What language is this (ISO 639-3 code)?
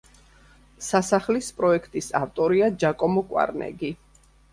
kat